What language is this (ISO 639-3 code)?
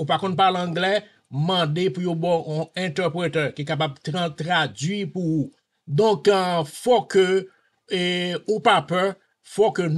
fra